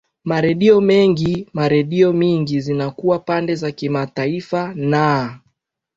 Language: Swahili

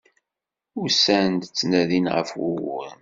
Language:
Kabyle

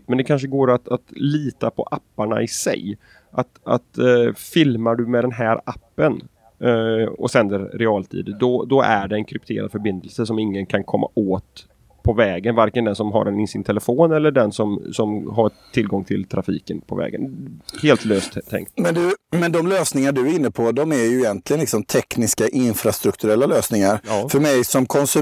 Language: Swedish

